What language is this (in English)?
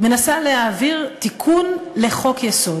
Hebrew